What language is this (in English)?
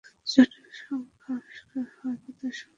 Bangla